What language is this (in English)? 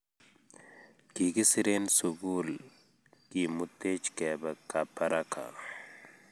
Kalenjin